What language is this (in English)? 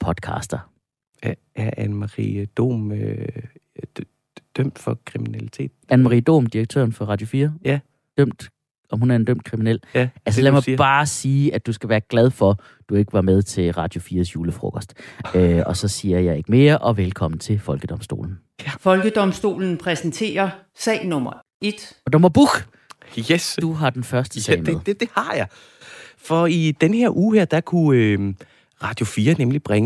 Danish